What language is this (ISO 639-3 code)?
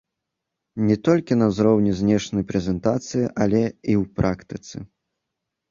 bel